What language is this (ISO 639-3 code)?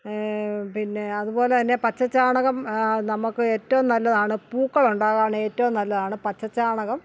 mal